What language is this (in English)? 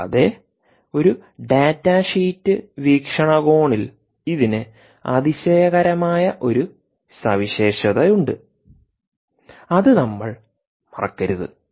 Malayalam